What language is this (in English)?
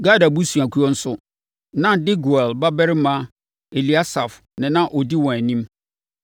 Akan